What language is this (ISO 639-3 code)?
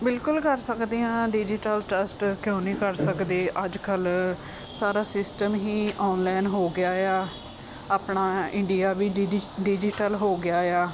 pan